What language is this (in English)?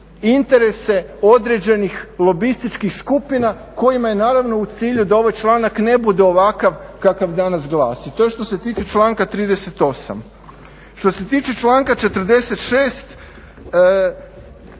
Croatian